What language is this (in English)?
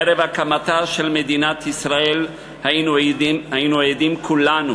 Hebrew